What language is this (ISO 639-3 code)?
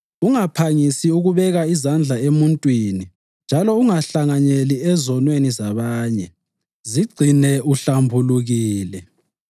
nde